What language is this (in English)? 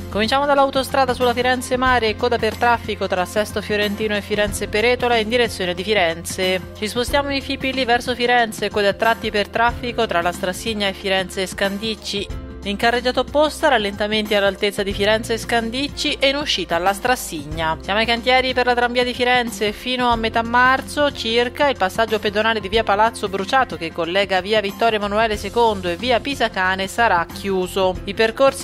Italian